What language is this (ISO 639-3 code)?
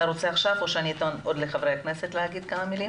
heb